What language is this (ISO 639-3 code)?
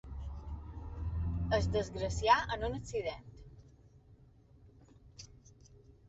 cat